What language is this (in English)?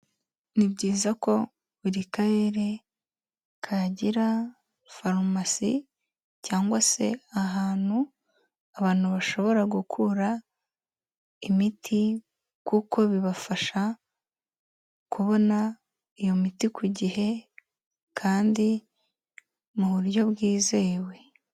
Kinyarwanda